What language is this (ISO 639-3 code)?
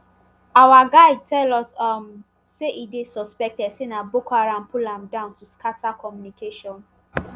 pcm